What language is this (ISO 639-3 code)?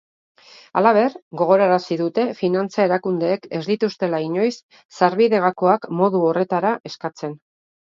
eus